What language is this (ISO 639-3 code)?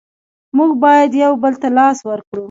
pus